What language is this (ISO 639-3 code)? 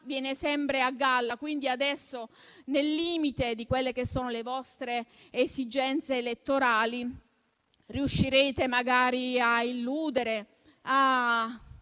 ita